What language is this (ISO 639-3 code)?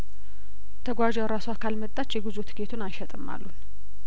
amh